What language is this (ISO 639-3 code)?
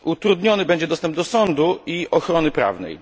pol